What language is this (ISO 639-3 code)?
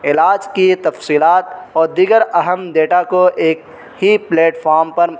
urd